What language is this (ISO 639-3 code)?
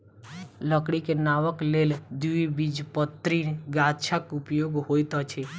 mai